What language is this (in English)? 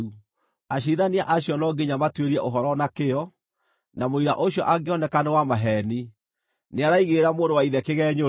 Kikuyu